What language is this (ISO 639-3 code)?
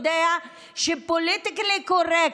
heb